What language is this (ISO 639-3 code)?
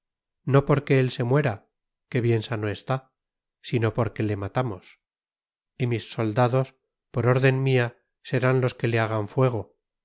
spa